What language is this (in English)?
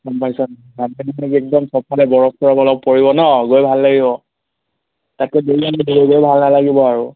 Assamese